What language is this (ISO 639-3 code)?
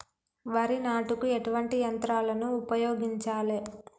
tel